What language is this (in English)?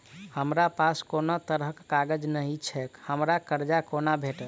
Maithili